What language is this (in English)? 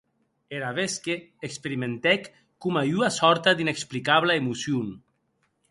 Occitan